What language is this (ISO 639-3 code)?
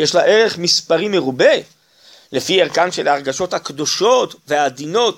heb